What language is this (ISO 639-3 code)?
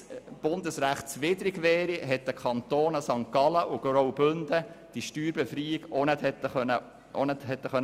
gsw